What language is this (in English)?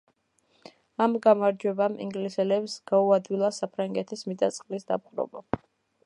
Georgian